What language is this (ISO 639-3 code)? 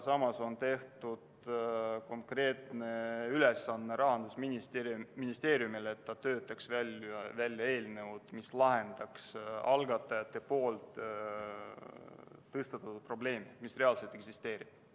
est